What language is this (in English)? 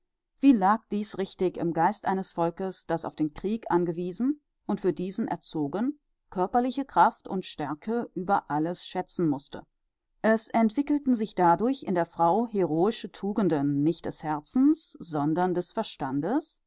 German